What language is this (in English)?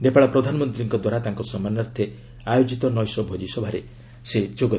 Odia